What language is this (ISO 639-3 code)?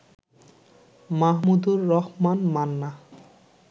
ben